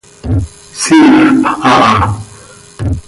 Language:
Seri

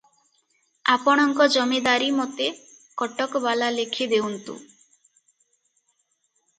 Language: Odia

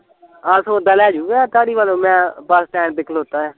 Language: Punjabi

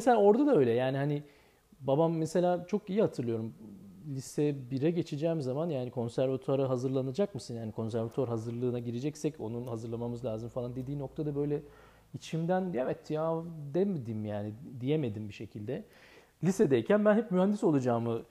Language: Turkish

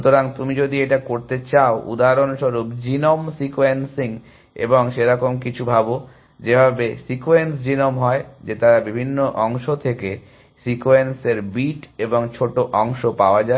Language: Bangla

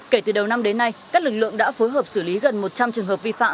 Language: Vietnamese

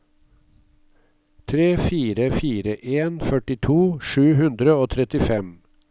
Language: Norwegian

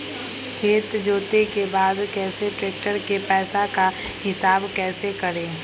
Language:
Magahi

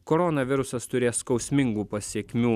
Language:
Lithuanian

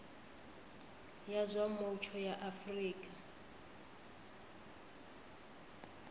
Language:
Venda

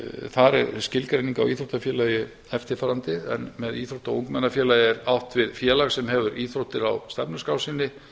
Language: Icelandic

